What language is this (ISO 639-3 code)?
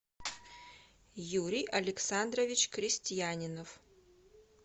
rus